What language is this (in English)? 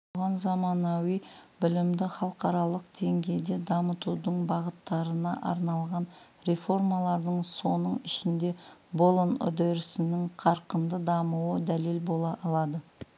Kazakh